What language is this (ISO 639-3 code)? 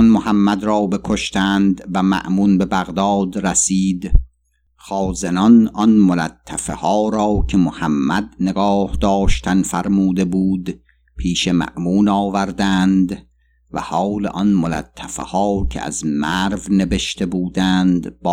fas